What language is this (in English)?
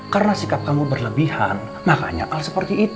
Indonesian